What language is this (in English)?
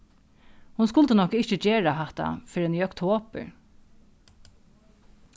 Faroese